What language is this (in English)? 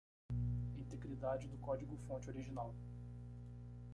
Portuguese